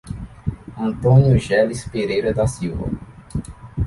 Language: Portuguese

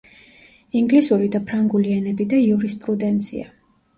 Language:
Georgian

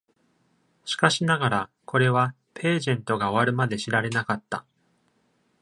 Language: Japanese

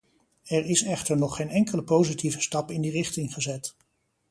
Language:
Dutch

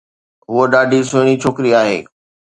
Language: Sindhi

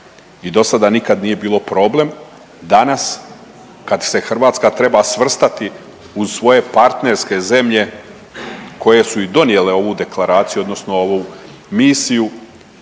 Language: Croatian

